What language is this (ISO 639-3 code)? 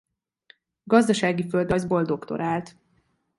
hun